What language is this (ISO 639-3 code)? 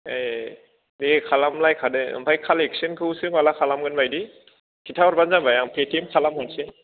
brx